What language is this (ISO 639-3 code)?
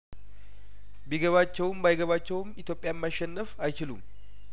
amh